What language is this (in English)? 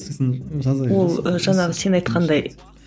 Kazakh